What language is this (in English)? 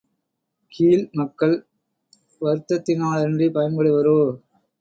Tamil